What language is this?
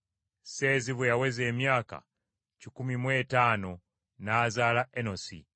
Ganda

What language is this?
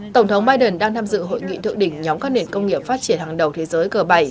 Vietnamese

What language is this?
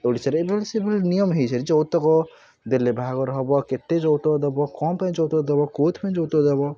Odia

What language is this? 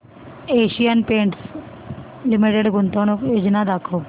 Marathi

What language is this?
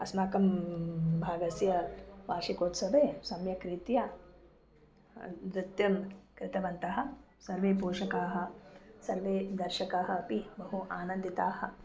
Sanskrit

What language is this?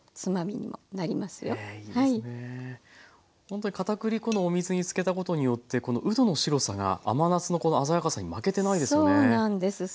Japanese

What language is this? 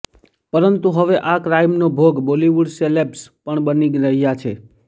Gujarati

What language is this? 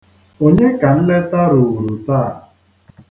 Igbo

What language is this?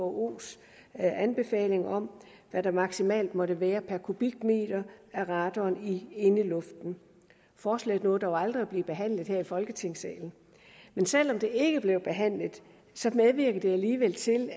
Danish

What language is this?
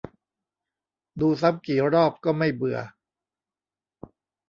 Thai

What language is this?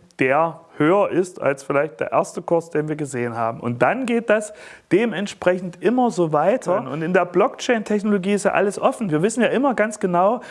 German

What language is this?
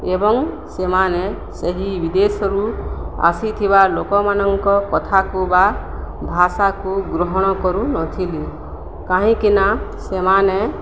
Odia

